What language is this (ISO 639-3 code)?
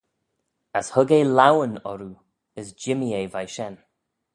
glv